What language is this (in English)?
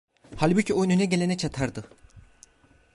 Turkish